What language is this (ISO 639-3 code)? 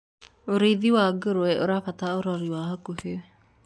kik